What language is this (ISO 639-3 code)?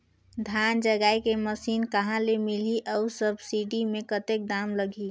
hne